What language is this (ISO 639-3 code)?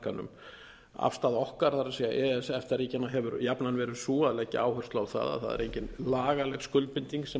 isl